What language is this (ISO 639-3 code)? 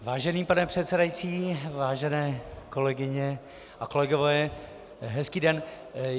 ces